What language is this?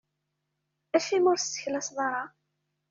Kabyle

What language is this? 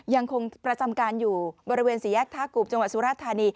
Thai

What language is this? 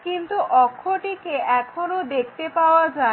Bangla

